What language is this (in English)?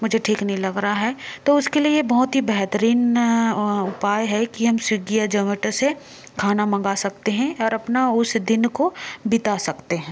Hindi